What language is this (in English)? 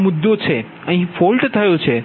Gujarati